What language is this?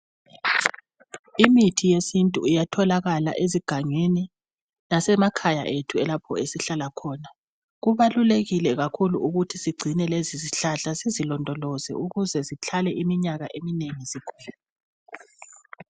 North Ndebele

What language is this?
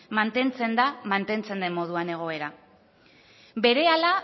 Basque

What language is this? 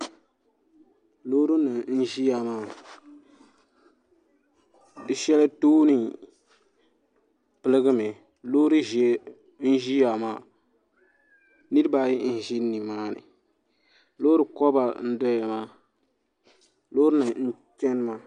Dagbani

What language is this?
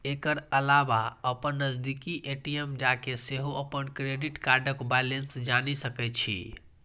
Maithili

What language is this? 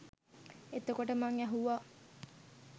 Sinhala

